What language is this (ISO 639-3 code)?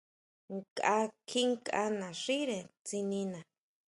mau